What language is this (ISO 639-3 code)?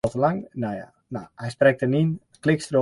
fry